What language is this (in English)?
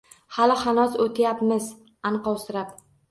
Uzbek